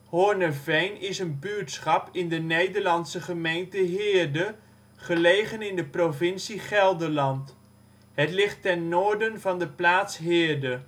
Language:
Dutch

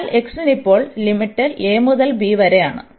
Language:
Malayalam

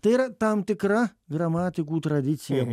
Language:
Lithuanian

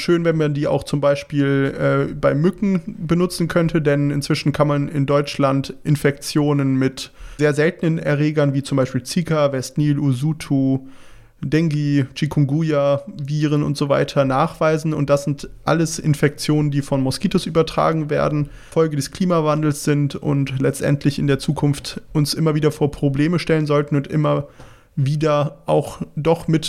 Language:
German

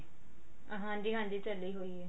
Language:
Punjabi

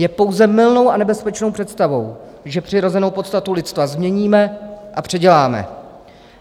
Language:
Czech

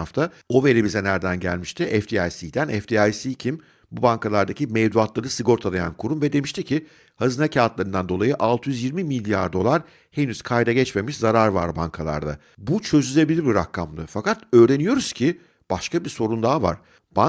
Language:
Turkish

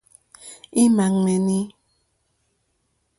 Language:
Mokpwe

